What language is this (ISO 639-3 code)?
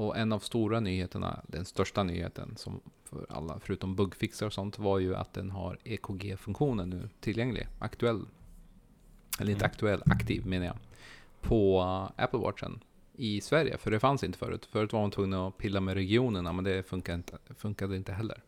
swe